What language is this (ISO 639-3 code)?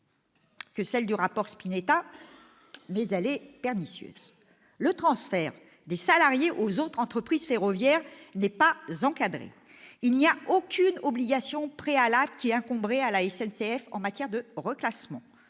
fra